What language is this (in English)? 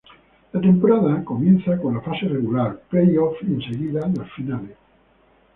Spanish